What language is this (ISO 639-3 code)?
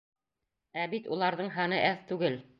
bak